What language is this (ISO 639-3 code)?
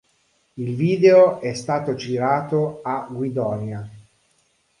ita